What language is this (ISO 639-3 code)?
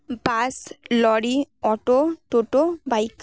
ben